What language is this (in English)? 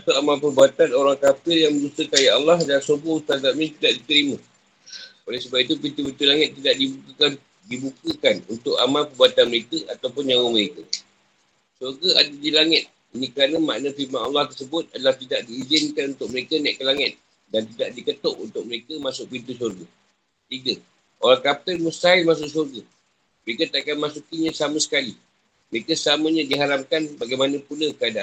Malay